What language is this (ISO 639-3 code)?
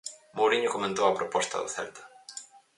glg